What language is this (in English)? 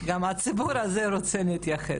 Hebrew